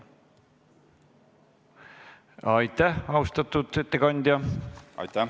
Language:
Estonian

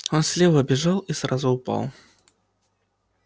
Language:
Russian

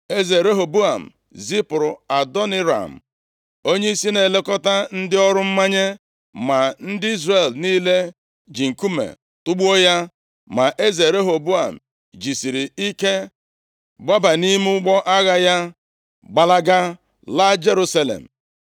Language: Igbo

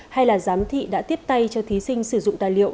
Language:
Vietnamese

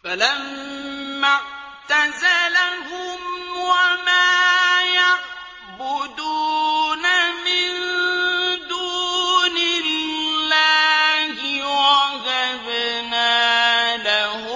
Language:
Arabic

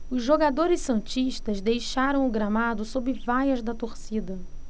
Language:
Portuguese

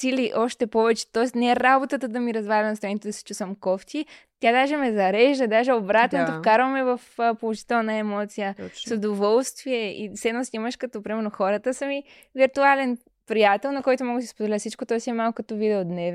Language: Bulgarian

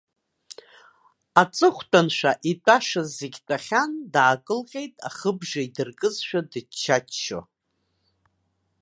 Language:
Abkhazian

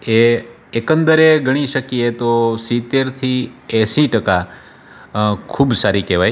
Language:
Gujarati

